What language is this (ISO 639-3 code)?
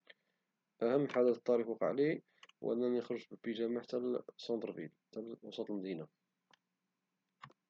ary